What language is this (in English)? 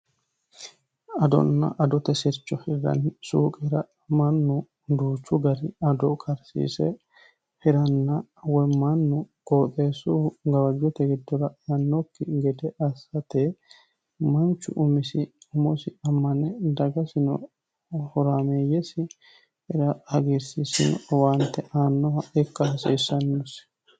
Sidamo